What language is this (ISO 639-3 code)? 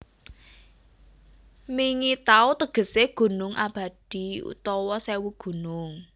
jav